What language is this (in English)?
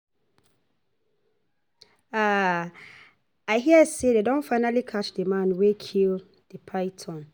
Nigerian Pidgin